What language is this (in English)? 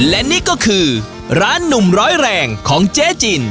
Thai